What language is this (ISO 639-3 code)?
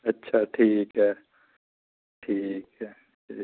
doi